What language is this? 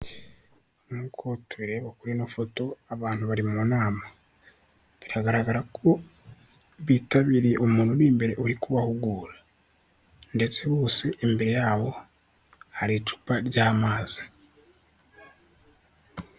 Kinyarwanda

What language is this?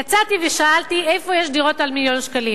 Hebrew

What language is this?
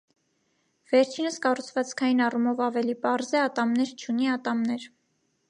Armenian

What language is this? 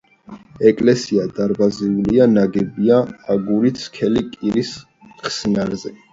Georgian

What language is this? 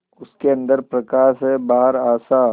Hindi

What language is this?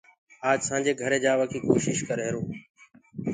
Gurgula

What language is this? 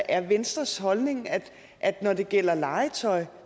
Danish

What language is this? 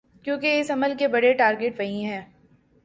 Urdu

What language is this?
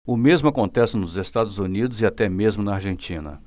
Portuguese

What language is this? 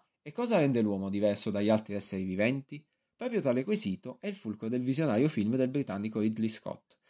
Italian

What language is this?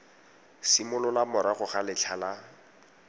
Tswana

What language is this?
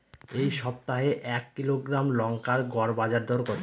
Bangla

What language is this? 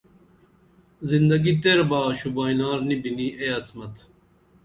Dameli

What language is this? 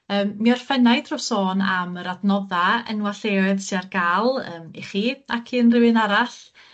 Welsh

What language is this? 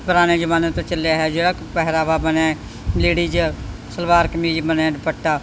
Punjabi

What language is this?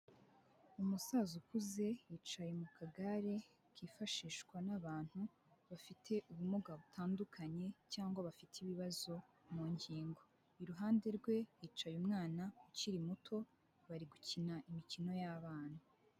Kinyarwanda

